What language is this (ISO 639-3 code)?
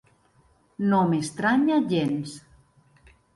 cat